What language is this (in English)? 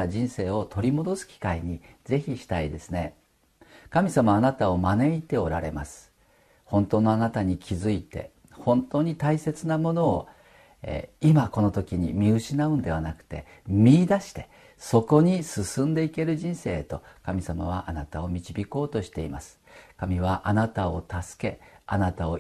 Japanese